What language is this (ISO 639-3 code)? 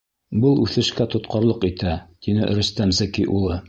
bak